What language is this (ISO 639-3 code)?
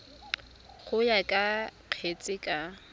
tsn